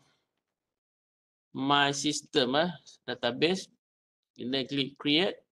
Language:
Malay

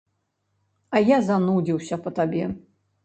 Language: Belarusian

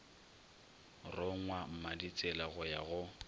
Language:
Northern Sotho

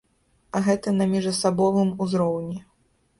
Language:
Belarusian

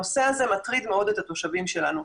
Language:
Hebrew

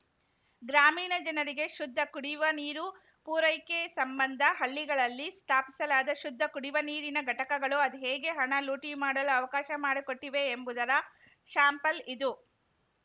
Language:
Kannada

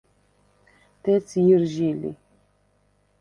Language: Svan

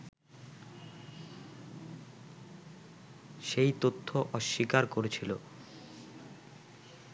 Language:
Bangla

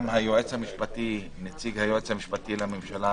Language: Hebrew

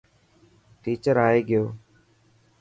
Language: Dhatki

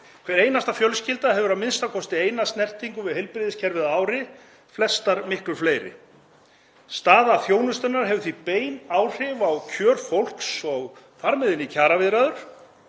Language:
Icelandic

